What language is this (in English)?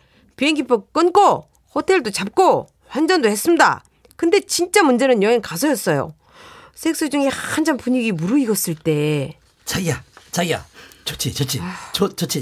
Korean